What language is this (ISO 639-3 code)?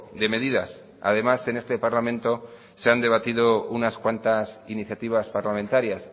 spa